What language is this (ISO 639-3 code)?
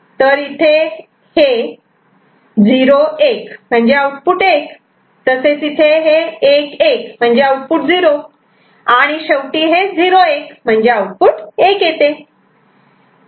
mar